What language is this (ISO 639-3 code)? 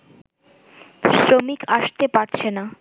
ben